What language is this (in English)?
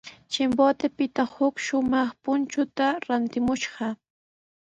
Sihuas Ancash Quechua